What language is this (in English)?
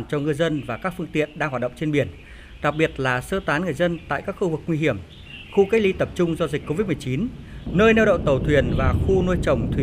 Vietnamese